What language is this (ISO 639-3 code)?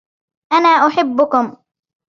ara